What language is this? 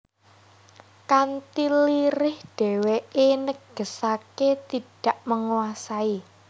Javanese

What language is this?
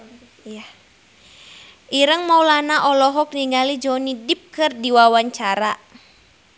Sundanese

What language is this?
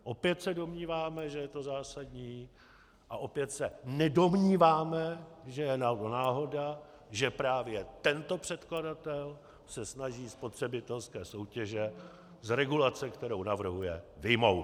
Czech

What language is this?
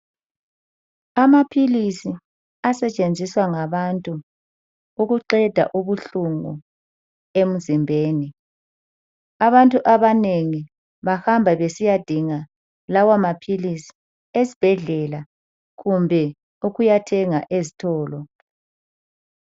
North Ndebele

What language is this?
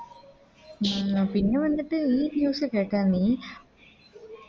Malayalam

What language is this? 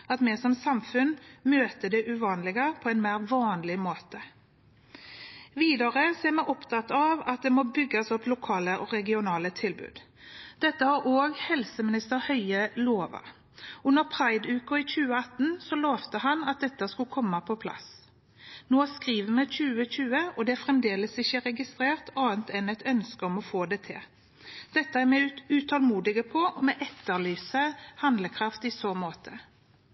Norwegian Bokmål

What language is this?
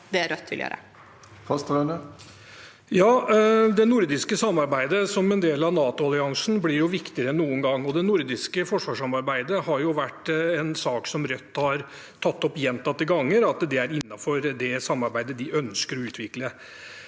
Norwegian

